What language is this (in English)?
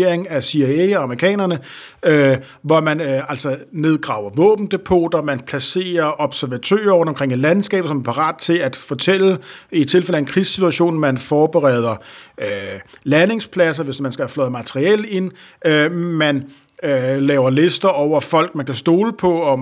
Danish